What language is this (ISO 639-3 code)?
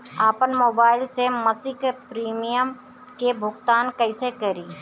bho